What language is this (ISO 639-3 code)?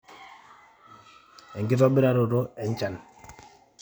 mas